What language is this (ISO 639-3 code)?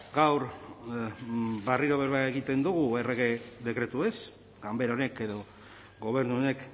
eus